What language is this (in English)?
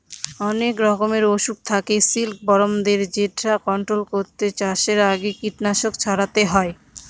Bangla